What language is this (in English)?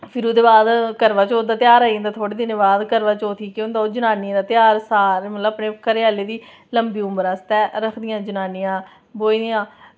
Dogri